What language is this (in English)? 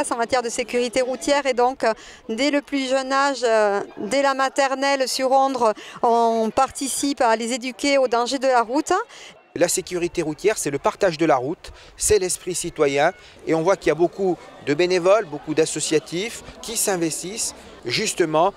French